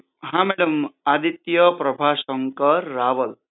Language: Gujarati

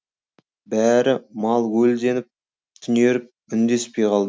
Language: Kazakh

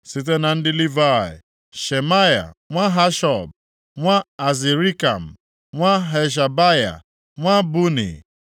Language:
Igbo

